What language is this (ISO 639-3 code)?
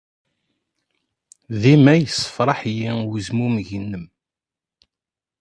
kab